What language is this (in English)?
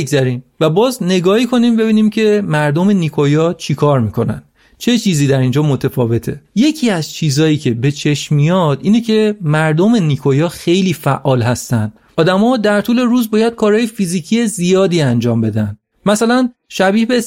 Persian